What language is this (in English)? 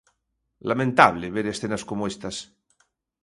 Galician